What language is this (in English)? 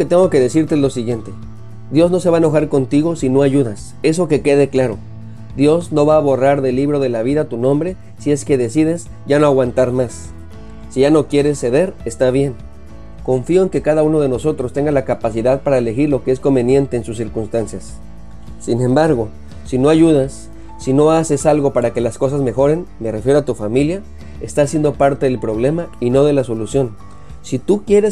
Spanish